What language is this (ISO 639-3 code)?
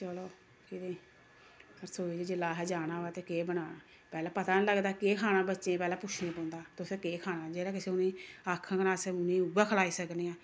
doi